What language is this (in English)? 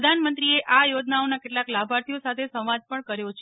Gujarati